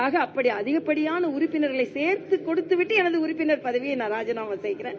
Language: Tamil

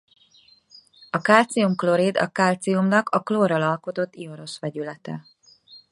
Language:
Hungarian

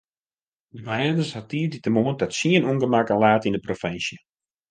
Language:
Western Frisian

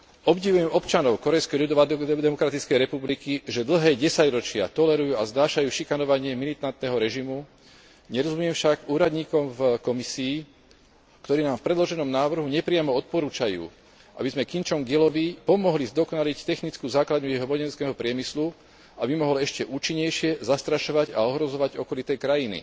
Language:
Slovak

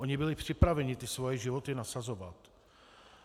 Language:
Czech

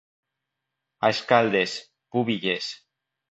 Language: Catalan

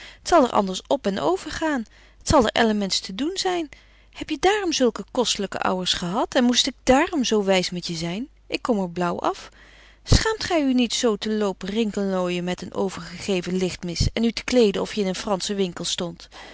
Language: Dutch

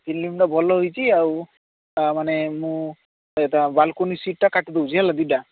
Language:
Odia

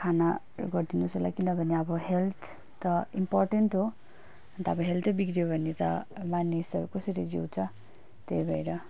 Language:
Nepali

